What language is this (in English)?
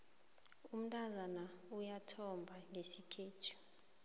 South Ndebele